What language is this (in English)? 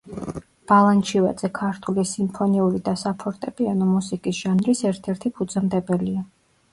Georgian